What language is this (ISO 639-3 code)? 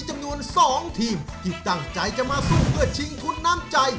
tha